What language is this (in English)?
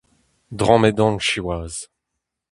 Breton